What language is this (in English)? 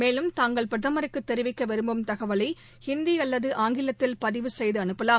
Tamil